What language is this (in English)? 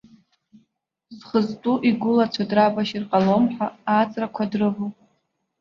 Abkhazian